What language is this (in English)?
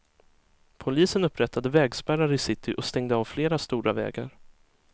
Swedish